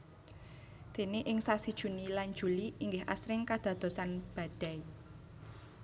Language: Javanese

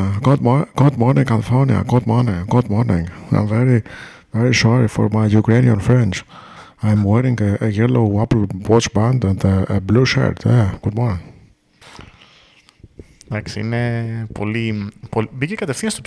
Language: Greek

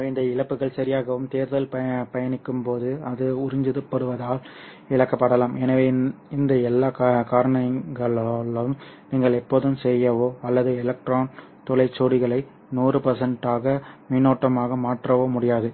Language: Tamil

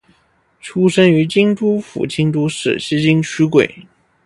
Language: Chinese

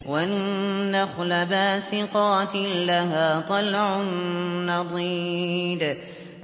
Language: Arabic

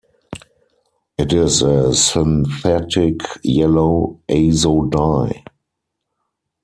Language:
English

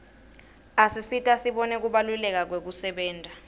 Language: Swati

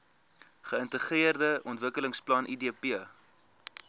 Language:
Afrikaans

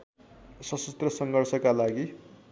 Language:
Nepali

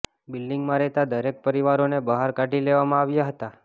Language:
Gujarati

